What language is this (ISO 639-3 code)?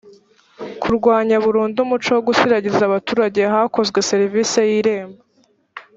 kin